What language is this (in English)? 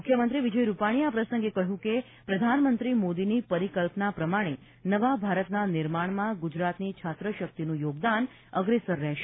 Gujarati